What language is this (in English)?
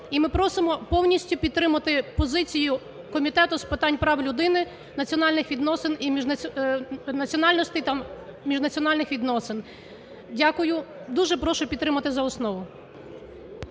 Ukrainian